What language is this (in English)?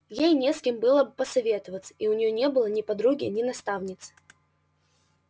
Russian